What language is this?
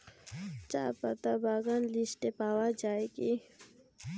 Bangla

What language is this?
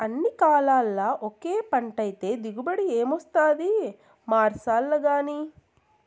Telugu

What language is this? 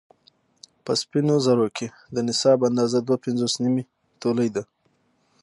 Pashto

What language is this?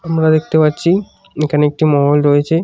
Bangla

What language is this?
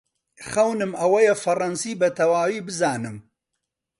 Central Kurdish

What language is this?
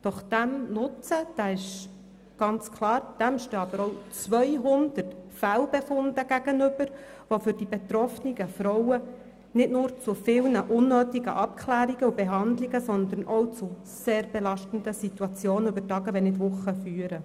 Swiss German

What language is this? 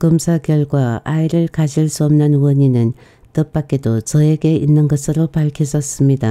Korean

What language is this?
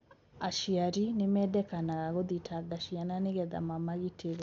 Kikuyu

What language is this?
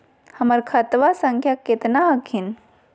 Magahi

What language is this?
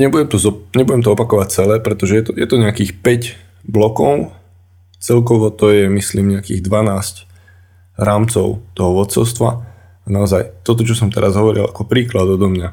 Slovak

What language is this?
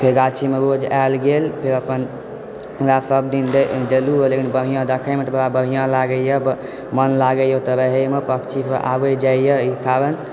Maithili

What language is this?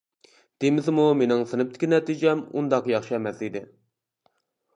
Uyghur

